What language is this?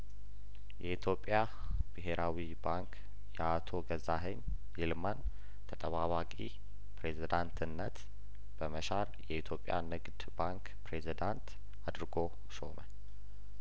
Amharic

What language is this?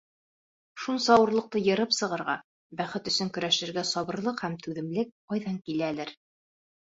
Bashkir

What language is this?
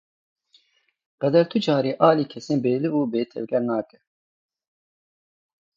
Kurdish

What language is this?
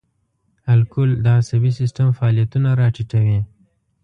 Pashto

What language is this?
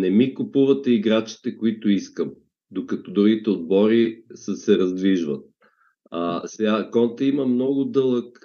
Bulgarian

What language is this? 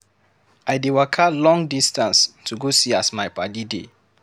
Nigerian Pidgin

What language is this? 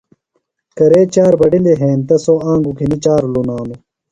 Phalura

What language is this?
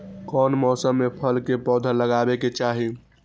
Magahi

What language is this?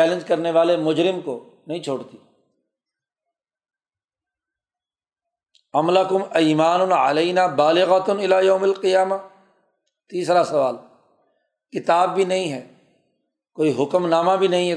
Urdu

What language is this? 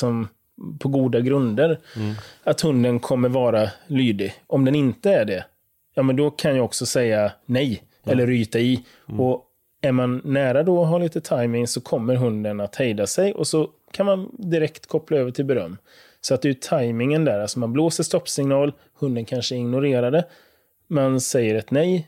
Swedish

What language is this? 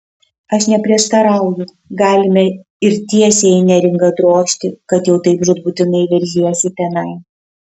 Lithuanian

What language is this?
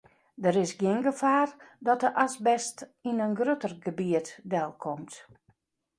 Western Frisian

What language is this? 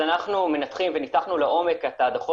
Hebrew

